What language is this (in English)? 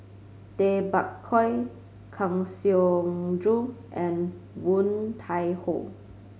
English